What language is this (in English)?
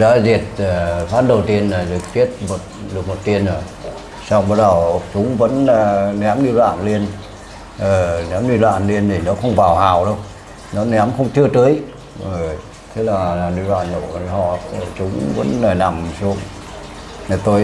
Vietnamese